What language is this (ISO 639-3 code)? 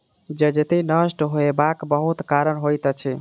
mai